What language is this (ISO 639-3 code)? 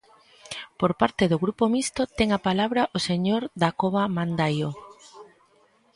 glg